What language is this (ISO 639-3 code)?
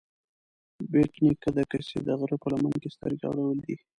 pus